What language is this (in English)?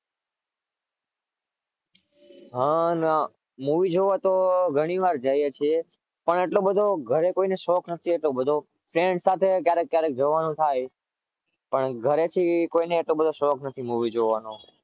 Gujarati